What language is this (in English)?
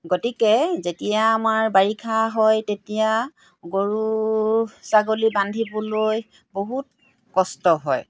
Assamese